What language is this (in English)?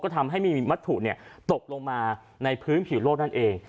Thai